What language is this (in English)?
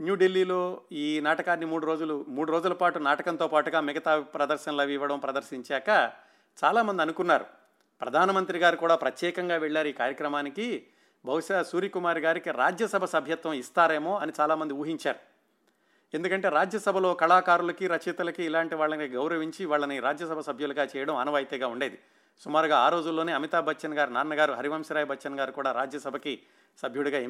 Telugu